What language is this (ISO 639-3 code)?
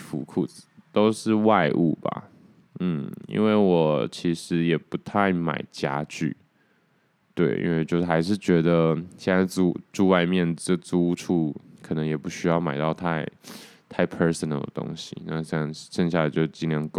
zho